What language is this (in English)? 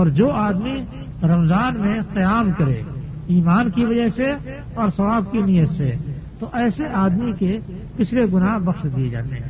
Urdu